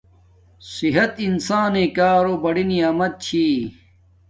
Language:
Domaaki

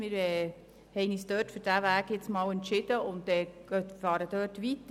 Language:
Swiss German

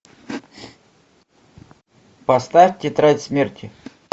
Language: Russian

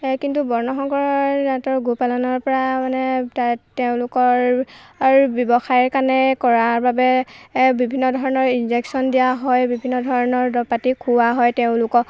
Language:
Assamese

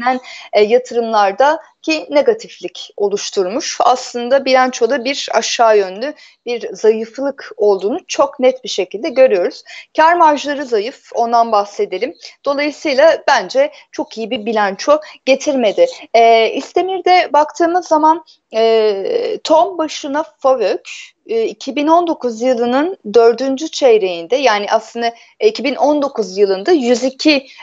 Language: Turkish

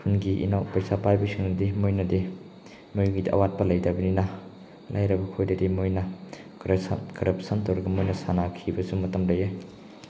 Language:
Manipuri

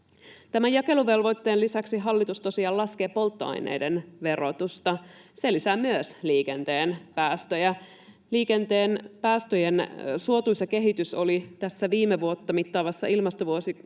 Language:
Finnish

